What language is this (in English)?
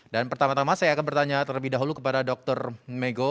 Indonesian